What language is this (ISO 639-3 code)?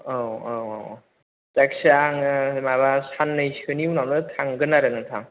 brx